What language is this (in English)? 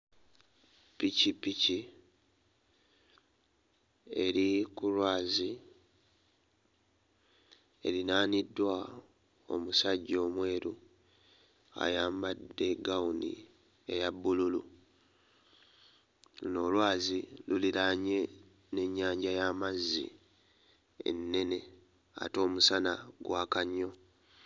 Ganda